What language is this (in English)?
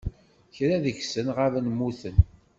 Kabyle